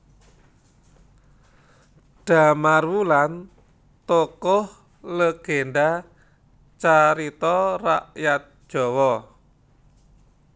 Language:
Javanese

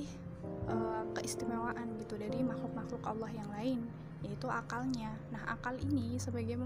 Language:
Indonesian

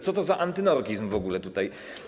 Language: Polish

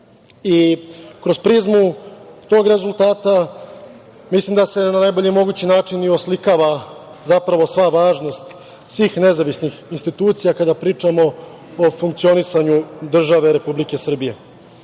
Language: Serbian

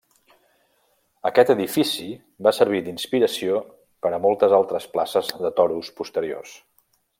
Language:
Catalan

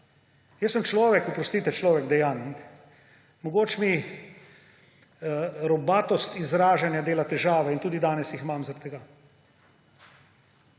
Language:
Slovenian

